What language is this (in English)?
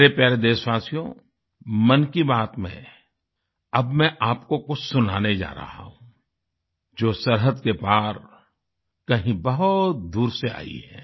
Hindi